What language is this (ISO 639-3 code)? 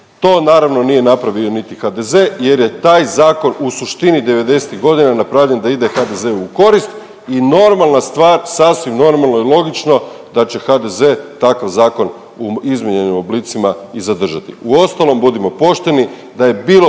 hrv